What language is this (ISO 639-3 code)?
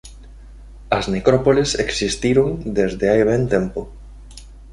glg